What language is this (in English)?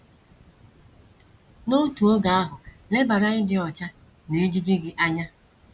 Igbo